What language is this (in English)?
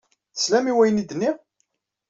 Kabyle